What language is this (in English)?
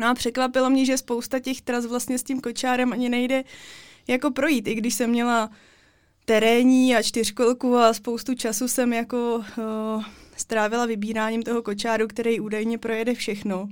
Czech